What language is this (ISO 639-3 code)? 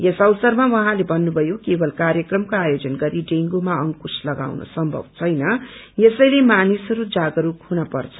nep